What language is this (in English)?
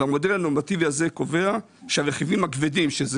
Hebrew